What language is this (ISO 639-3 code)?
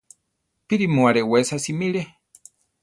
tar